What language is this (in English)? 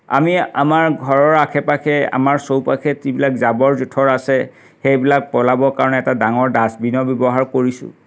Assamese